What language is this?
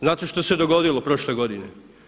Croatian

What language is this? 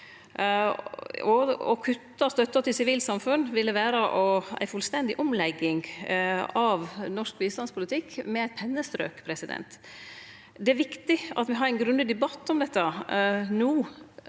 Norwegian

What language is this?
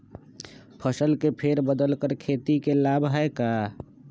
Magahi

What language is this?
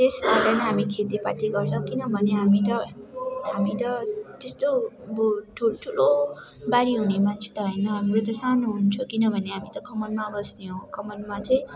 Nepali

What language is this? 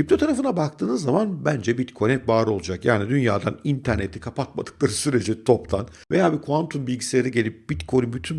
Turkish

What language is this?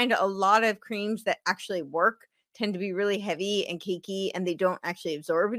English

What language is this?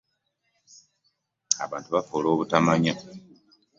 Ganda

